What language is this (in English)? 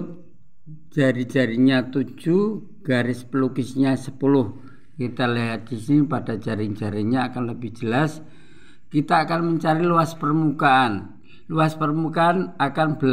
Indonesian